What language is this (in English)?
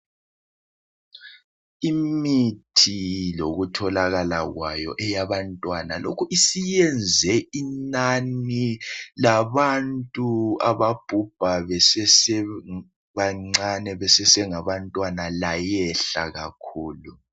North Ndebele